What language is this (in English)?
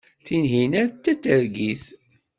Kabyle